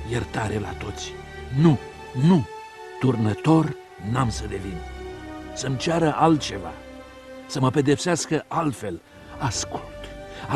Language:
Romanian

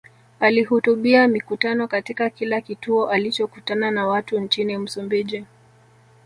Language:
Swahili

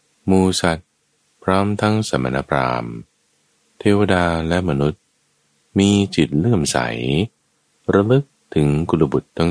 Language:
Thai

